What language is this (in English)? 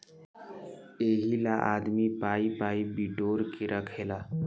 Bhojpuri